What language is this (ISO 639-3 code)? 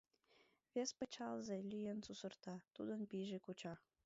chm